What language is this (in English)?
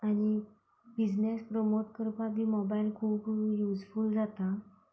Konkani